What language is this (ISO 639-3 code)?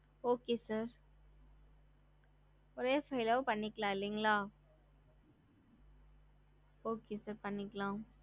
tam